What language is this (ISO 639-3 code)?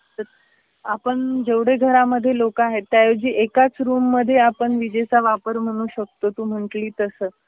mar